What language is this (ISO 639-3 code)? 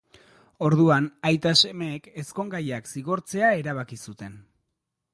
eus